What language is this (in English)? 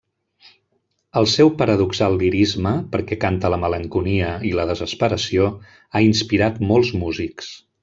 Catalan